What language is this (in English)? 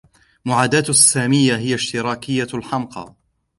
Arabic